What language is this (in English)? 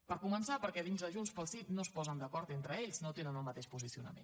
Catalan